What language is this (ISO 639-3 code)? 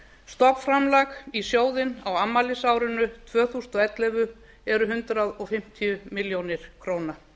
isl